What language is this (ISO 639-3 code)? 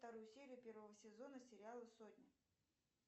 rus